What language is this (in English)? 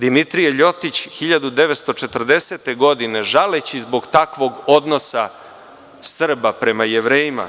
Serbian